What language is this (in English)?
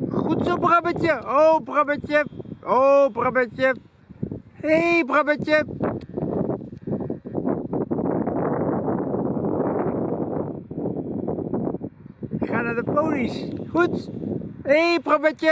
Dutch